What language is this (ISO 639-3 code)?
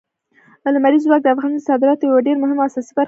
pus